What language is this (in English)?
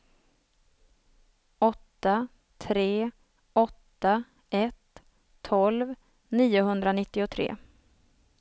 Swedish